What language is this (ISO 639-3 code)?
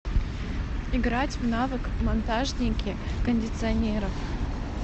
rus